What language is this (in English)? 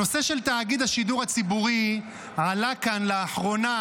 Hebrew